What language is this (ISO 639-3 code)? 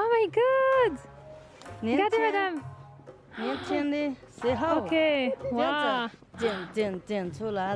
fra